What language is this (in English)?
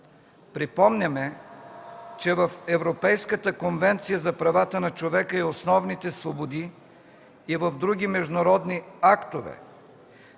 Bulgarian